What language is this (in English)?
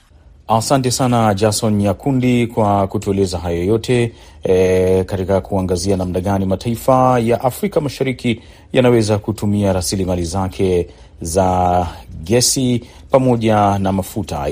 Swahili